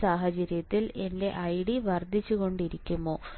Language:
Malayalam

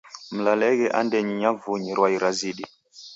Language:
Taita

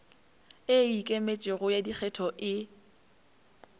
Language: Northern Sotho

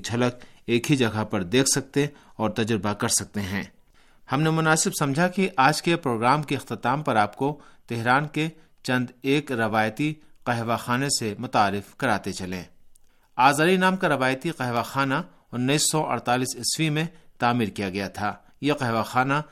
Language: Urdu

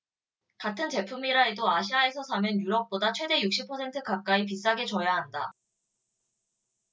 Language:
Korean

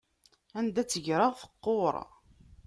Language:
Kabyle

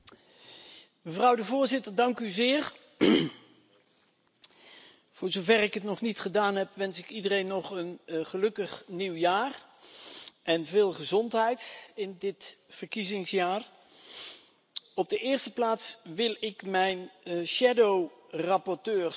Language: Dutch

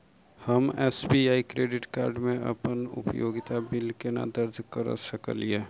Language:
Maithili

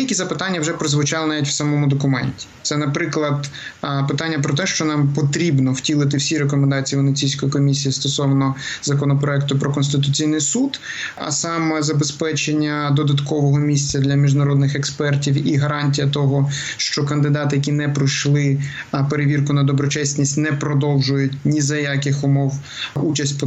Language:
Ukrainian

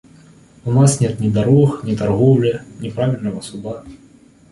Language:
Russian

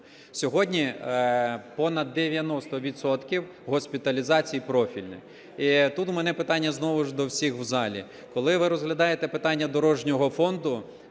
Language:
Ukrainian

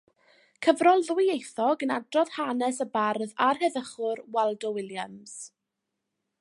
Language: Welsh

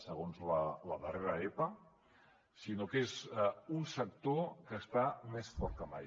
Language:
Catalan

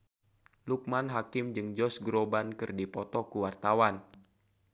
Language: Sundanese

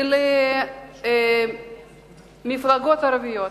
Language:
Hebrew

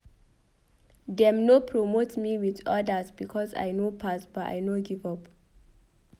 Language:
Nigerian Pidgin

